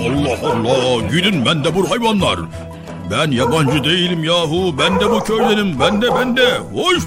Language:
Turkish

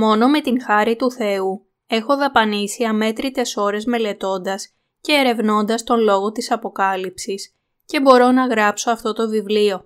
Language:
Greek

